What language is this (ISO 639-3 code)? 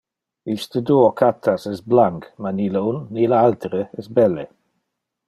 ina